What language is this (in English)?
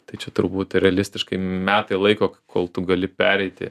Lithuanian